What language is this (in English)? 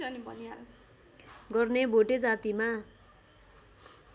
Nepali